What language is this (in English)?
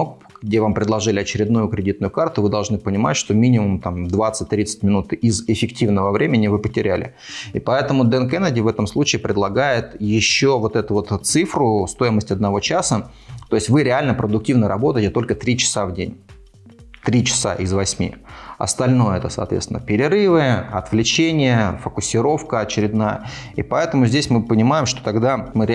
Russian